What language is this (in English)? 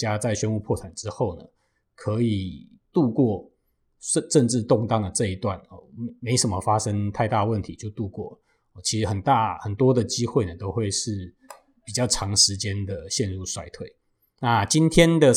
Chinese